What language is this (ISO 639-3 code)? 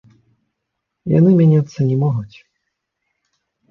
bel